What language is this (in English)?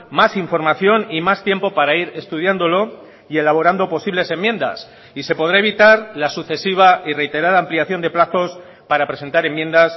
Spanish